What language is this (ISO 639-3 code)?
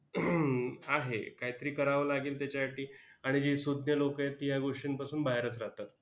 mar